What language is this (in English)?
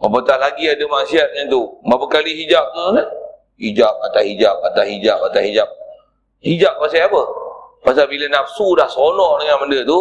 Malay